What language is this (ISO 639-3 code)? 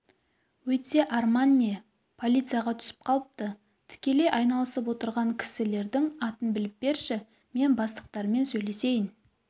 kaz